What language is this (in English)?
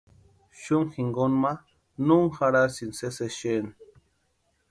Western Highland Purepecha